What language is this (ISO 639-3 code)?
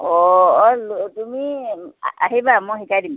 asm